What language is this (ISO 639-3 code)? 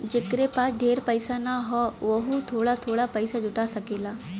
bho